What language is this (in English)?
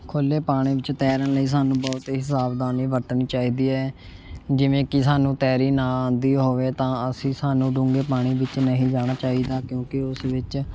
Punjabi